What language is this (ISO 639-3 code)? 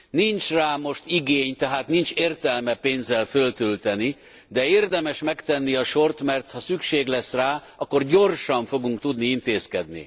hun